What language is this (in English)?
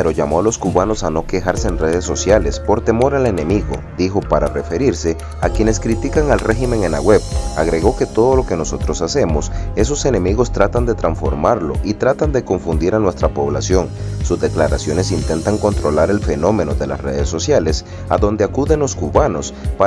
Spanish